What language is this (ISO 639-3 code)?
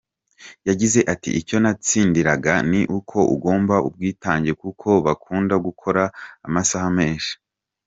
kin